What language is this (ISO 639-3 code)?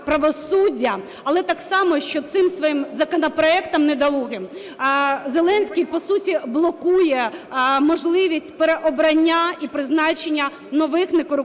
ukr